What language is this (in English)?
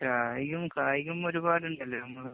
Malayalam